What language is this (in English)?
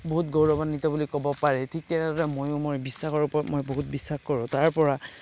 Assamese